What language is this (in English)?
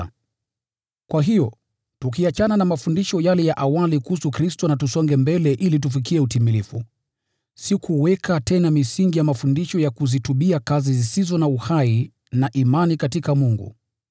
Swahili